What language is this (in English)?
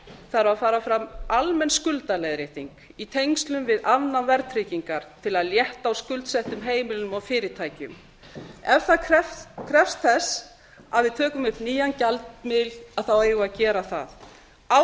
Icelandic